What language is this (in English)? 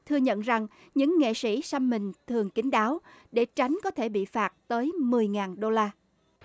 Vietnamese